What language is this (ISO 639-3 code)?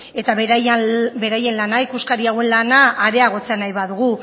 eus